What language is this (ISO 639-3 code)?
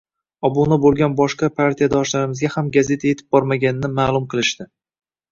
uzb